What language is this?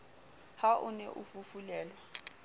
Southern Sotho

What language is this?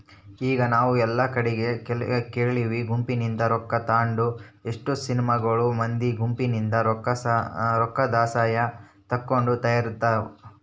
Kannada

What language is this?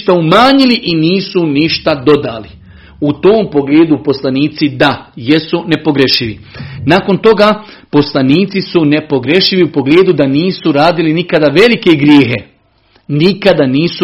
Croatian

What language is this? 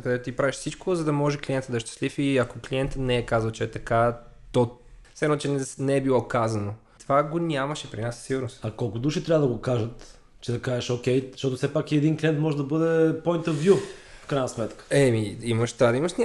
Bulgarian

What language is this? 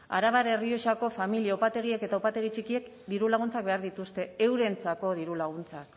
Basque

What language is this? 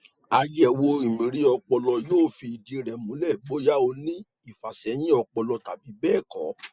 Yoruba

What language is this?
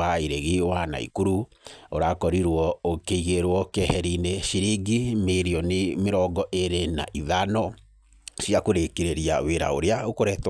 Kikuyu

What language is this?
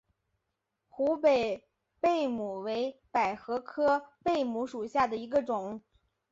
Chinese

